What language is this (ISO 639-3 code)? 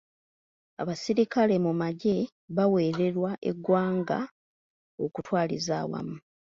lug